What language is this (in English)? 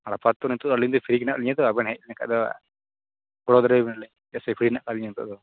Santali